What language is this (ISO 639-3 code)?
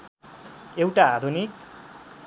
nep